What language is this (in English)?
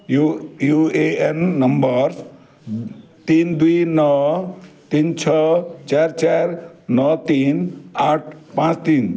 Odia